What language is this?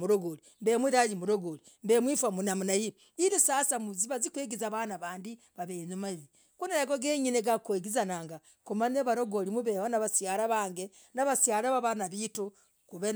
Logooli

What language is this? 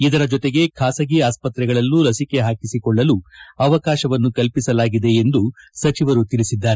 Kannada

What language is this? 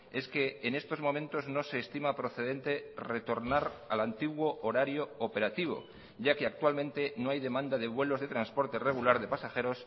Spanish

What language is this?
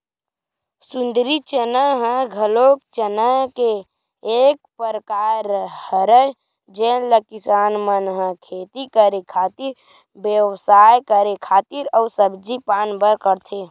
Chhattisgarhi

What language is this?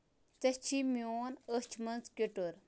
Kashmiri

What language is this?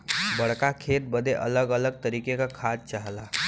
Bhojpuri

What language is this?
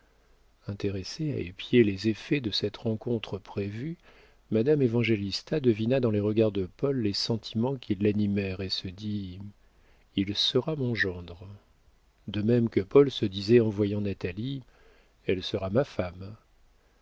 French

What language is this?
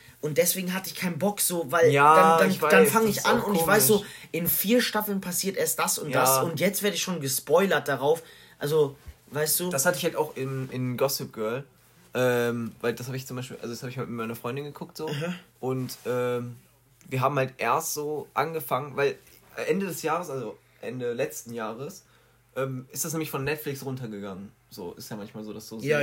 German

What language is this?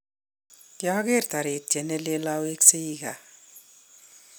Kalenjin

